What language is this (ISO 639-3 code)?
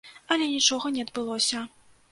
bel